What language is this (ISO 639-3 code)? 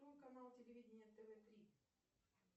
rus